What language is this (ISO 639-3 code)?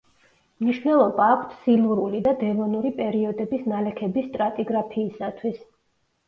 kat